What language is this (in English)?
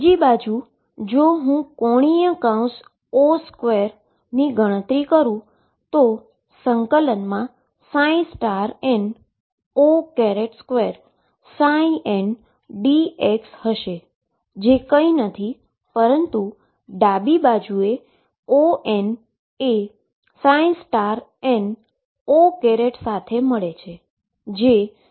Gujarati